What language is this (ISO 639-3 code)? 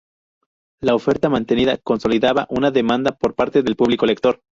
spa